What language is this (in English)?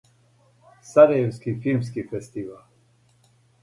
Serbian